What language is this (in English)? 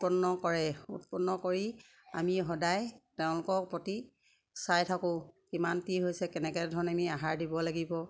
Assamese